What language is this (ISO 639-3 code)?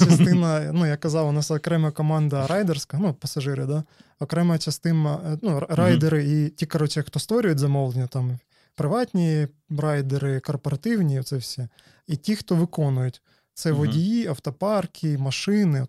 ukr